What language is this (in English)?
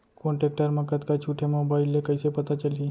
Chhattisgarhi